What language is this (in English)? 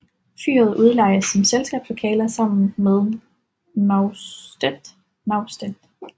Danish